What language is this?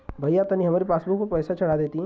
Bhojpuri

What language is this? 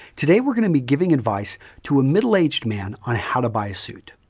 English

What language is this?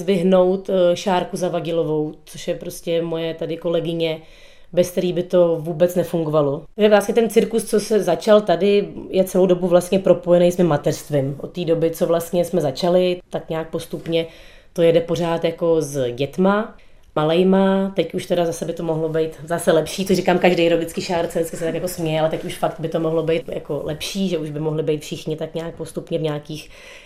Czech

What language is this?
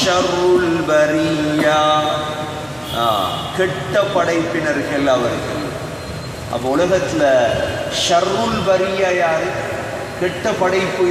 Hindi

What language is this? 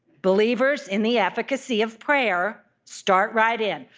English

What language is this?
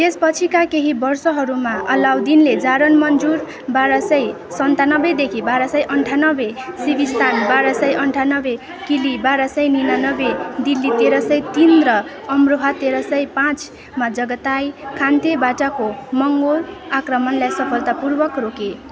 Nepali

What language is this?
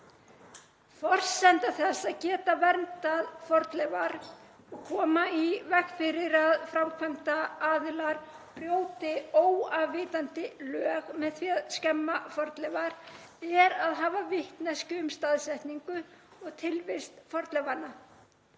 Icelandic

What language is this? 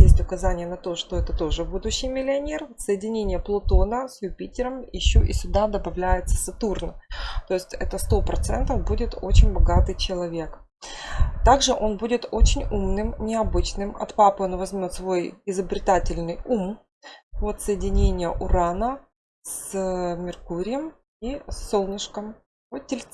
Russian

